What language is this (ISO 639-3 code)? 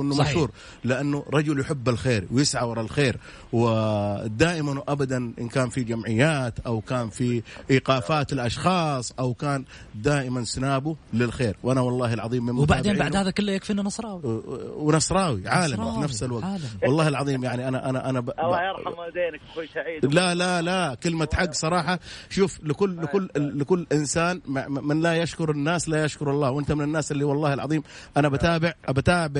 ara